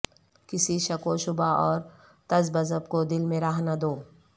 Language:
Urdu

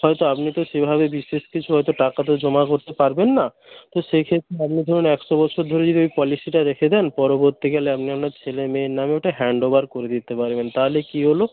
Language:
Bangla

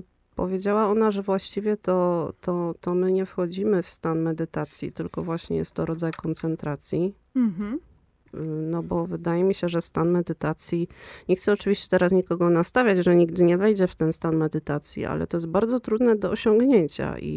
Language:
Polish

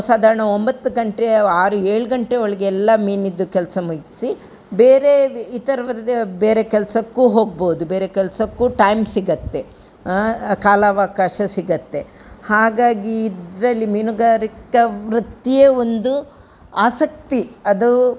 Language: Kannada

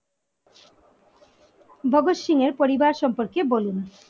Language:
Bangla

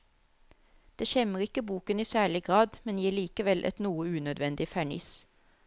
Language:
Norwegian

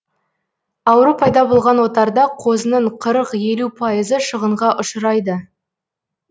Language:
Kazakh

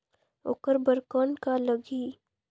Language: Chhattisgarhi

